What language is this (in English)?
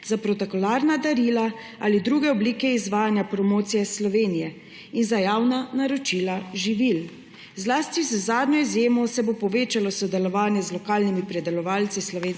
Slovenian